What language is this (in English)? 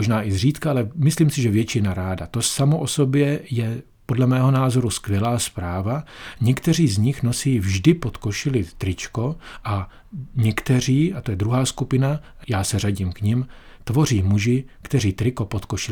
Czech